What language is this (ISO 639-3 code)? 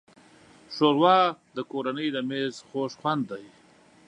pus